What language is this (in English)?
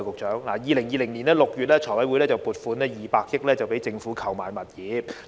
Cantonese